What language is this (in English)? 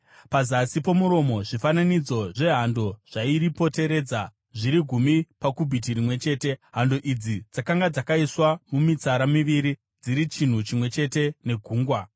Shona